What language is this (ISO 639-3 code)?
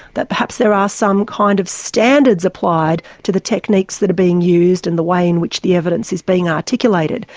eng